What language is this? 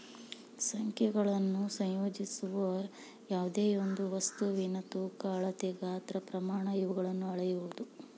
Kannada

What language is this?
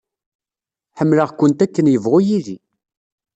Kabyle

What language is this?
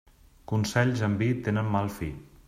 Catalan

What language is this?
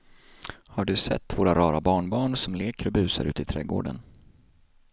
Swedish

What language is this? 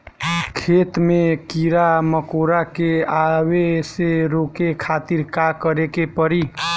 Bhojpuri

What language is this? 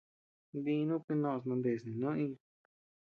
Tepeuxila Cuicatec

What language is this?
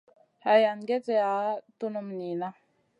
Masana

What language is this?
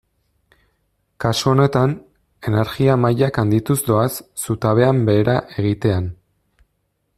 Basque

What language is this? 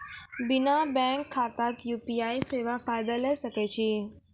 Maithili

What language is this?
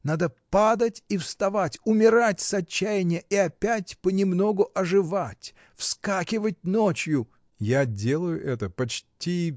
Russian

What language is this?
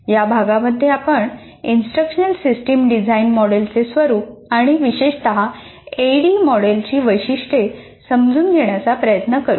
Marathi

